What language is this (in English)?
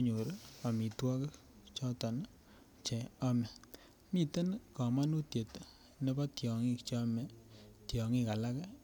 Kalenjin